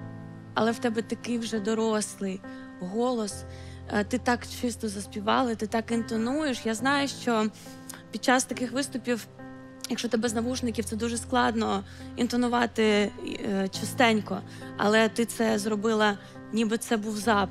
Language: Ukrainian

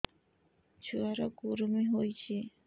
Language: Odia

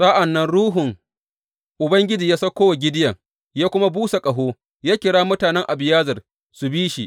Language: Hausa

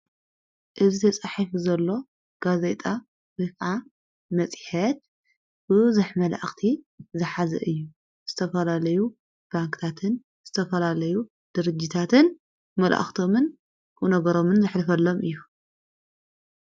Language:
Tigrinya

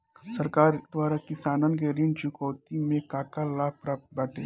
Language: Bhojpuri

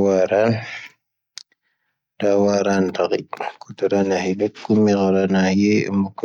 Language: Tahaggart Tamahaq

